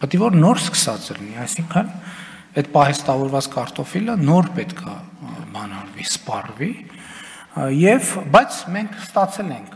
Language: Romanian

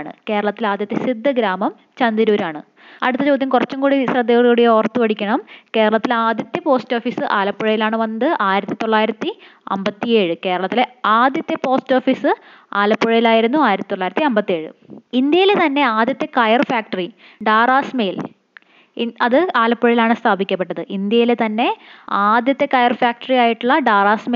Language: Malayalam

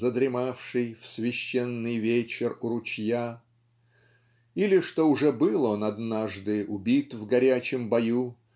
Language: Russian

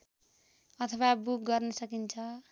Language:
Nepali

